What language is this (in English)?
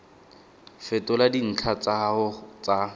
Tswana